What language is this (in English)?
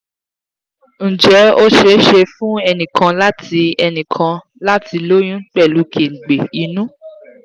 Yoruba